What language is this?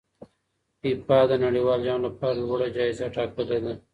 Pashto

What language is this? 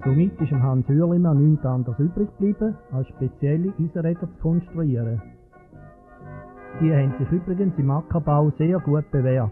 German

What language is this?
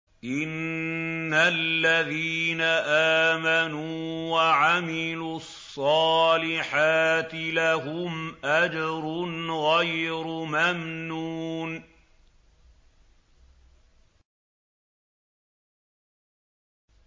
Arabic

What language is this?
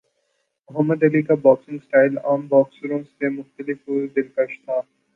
Urdu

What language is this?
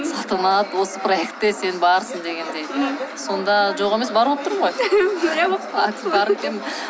Kazakh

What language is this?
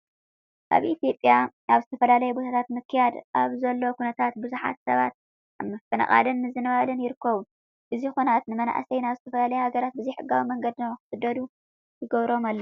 Tigrinya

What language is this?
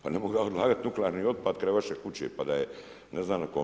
Croatian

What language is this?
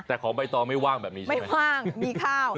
Thai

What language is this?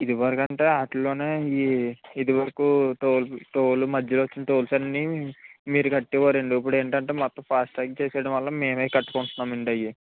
Telugu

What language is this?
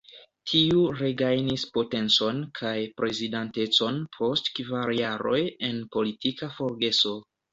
Esperanto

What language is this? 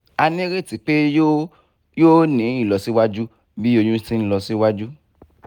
Yoruba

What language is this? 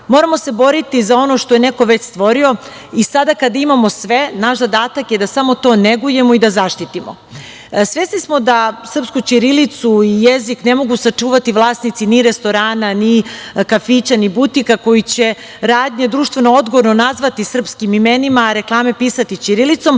Serbian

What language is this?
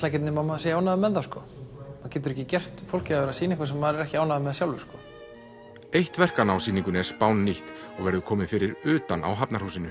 Icelandic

